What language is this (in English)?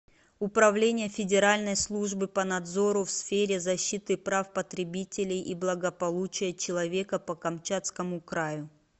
Russian